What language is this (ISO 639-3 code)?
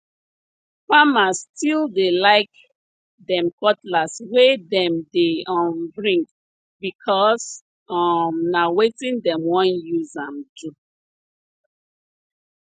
pcm